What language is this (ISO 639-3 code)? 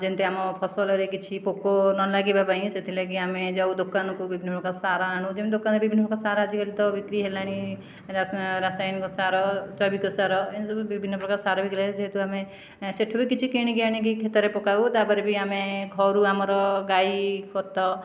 ori